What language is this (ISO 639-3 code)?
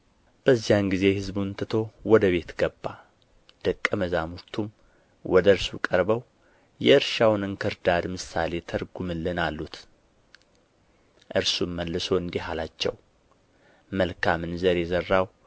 amh